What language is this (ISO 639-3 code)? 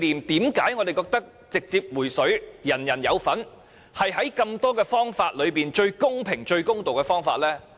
yue